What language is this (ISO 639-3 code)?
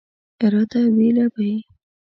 pus